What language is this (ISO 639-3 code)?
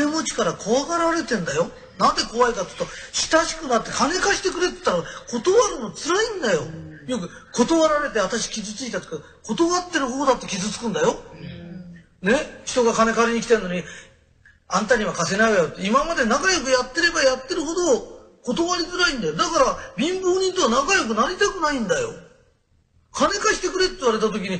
jpn